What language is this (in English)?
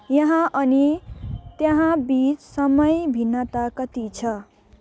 Nepali